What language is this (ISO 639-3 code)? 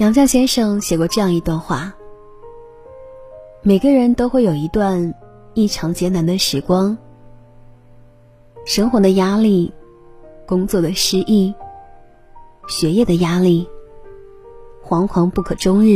zho